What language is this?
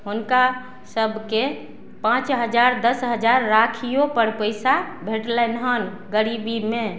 Maithili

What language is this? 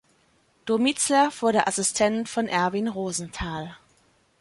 German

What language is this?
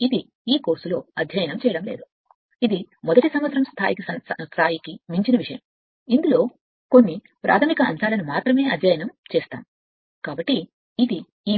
Telugu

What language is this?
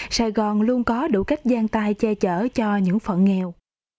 Vietnamese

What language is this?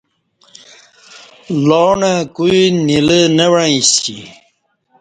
Kati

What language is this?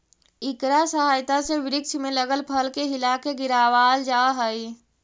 Magahi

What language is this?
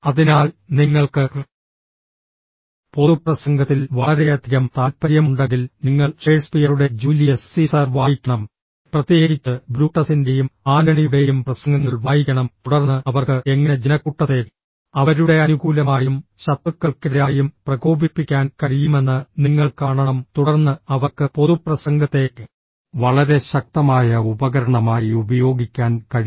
Malayalam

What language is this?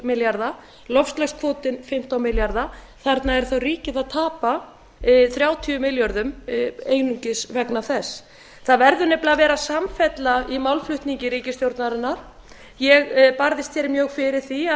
Icelandic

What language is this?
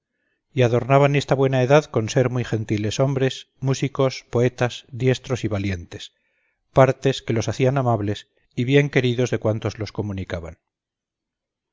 Spanish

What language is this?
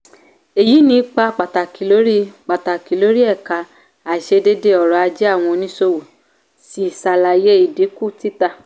Yoruba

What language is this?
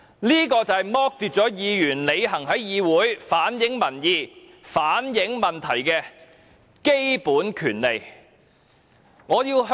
Cantonese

